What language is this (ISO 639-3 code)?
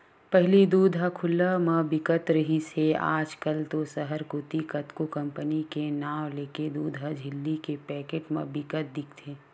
hne